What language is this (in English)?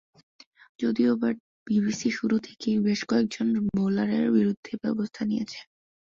Bangla